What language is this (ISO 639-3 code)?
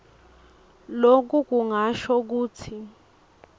ssw